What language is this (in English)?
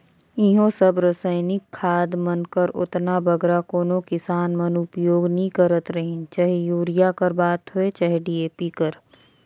Chhattisgarhi